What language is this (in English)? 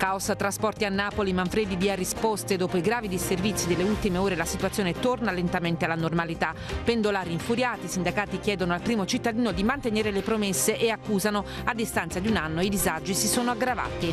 Italian